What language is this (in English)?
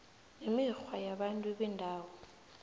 South Ndebele